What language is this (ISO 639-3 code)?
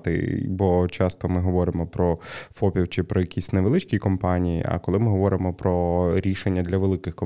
ukr